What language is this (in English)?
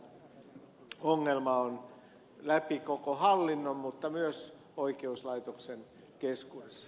Finnish